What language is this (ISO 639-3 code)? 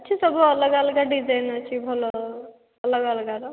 ori